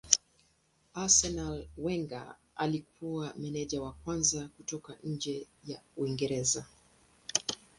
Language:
Swahili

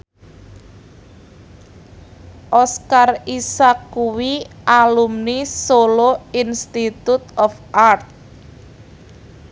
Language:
Javanese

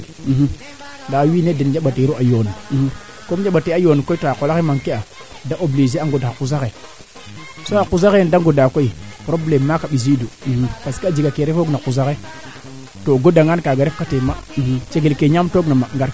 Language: Serer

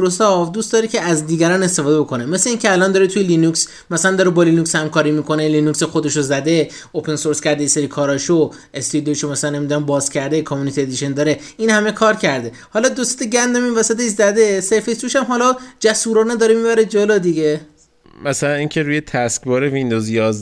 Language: Persian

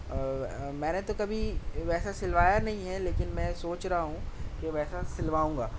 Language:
Urdu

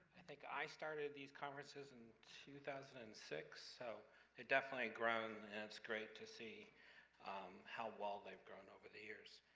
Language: English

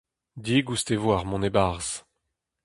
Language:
Breton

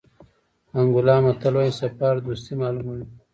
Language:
Pashto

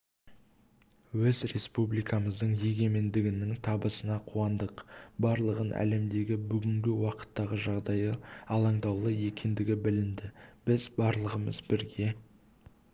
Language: Kazakh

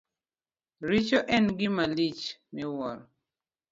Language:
Luo (Kenya and Tanzania)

